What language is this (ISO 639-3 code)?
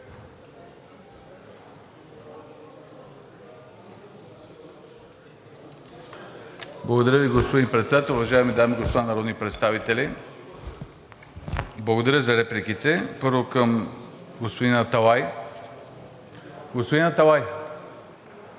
bul